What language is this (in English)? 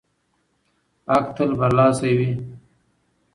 Pashto